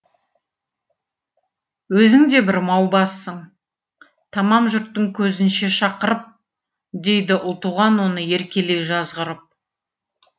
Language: Kazakh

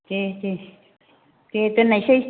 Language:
Bodo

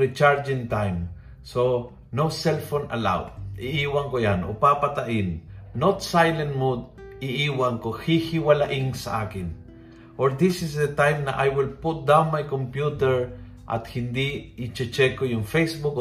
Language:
Filipino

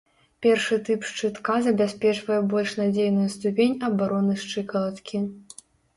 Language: Belarusian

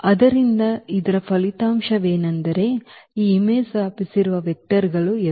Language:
Kannada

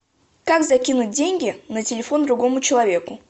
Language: Russian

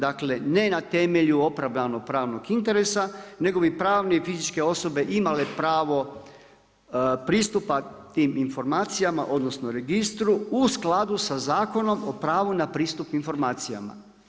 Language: Croatian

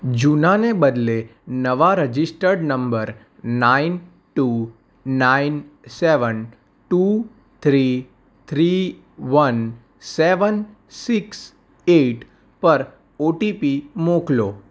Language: Gujarati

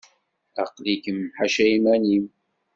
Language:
Kabyle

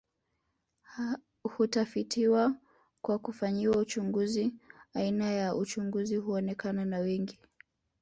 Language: Swahili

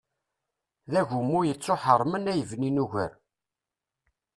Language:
Kabyle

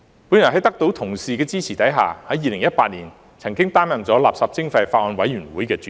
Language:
Cantonese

